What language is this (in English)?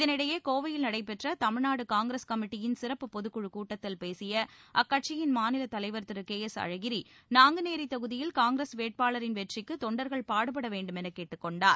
Tamil